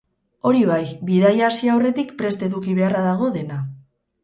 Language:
Basque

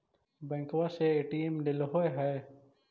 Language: Magahi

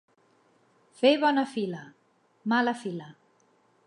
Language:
Catalan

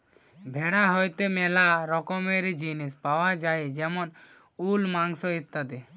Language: Bangla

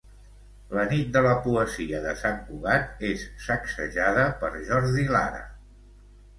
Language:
Catalan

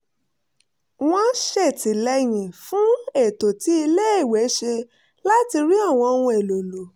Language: Yoruba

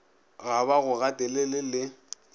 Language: Northern Sotho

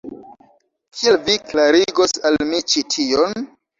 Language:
Esperanto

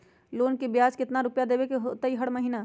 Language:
Magahi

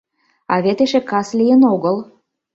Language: Mari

